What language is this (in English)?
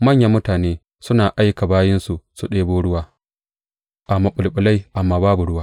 Hausa